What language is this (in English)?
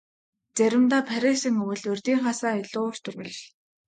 Mongolian